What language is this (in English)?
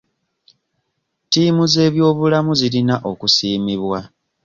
Ganda